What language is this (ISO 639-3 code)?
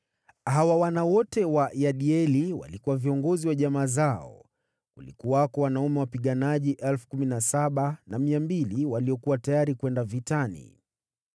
swa